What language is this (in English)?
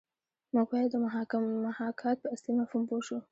Pashto